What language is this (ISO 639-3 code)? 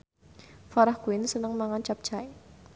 jav